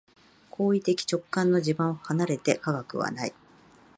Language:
Japanese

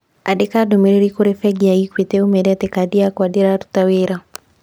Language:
Kikuyu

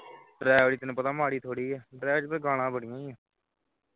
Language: Punjabi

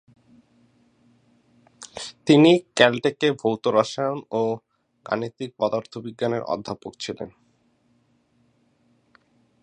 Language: Bangla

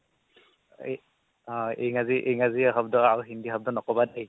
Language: Assamese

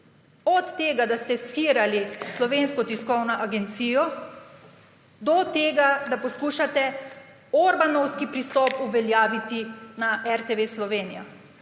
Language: Slovenian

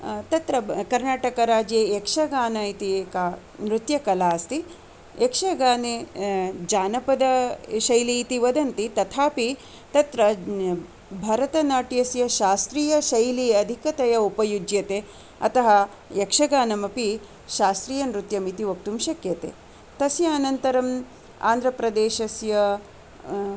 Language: Sanskrit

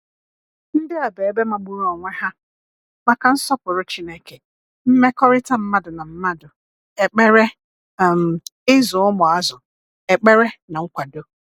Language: Igbo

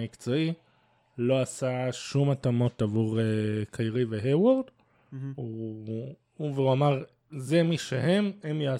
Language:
Hebrew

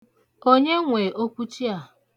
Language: Igbo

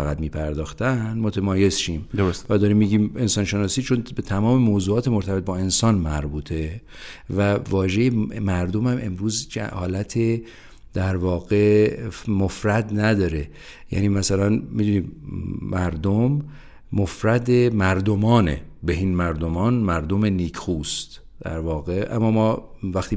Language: Persian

